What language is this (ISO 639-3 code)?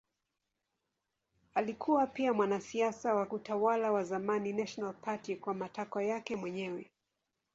swa